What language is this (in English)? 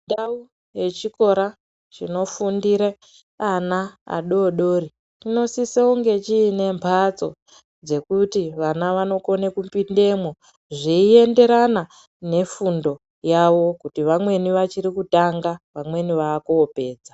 Ndau